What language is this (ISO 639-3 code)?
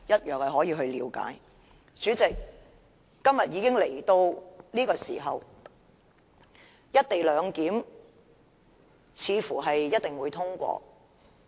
yue